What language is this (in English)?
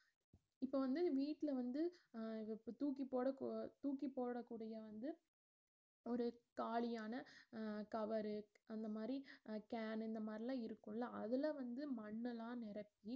Tamil